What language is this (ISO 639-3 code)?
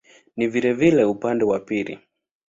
swa